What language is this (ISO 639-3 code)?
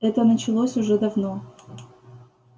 rus